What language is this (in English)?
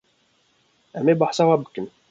Kurdish